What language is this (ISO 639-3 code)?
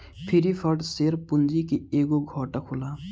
bho